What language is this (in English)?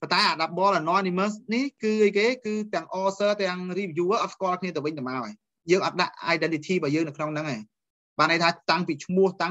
Vietnamese